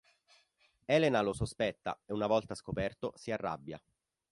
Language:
Italian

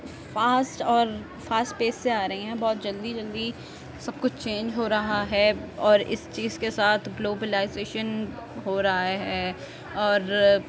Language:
Urdu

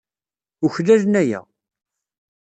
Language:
Kabyle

